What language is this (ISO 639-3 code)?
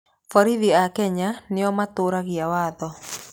kik